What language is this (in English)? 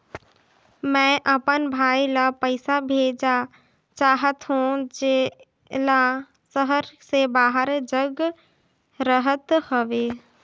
Chhattisgarhi